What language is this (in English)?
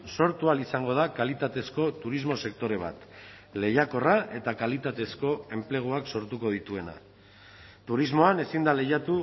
Basque